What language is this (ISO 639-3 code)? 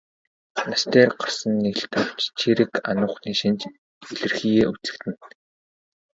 mon